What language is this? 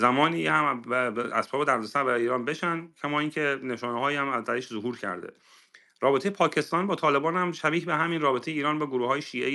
Persian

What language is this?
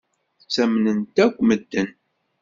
Kabyle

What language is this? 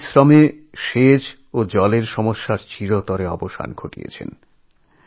Bangla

